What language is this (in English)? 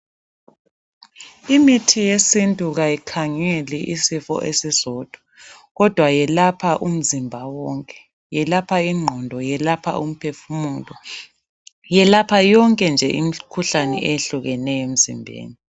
North Ndebele